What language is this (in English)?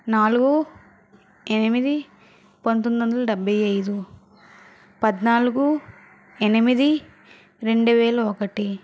Telugu